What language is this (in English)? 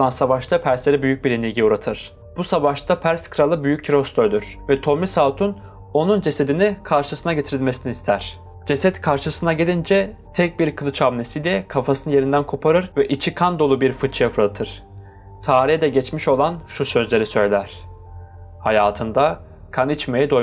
Turkish